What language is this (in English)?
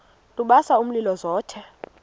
Xhosa